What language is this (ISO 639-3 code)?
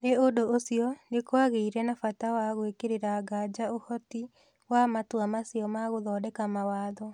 kik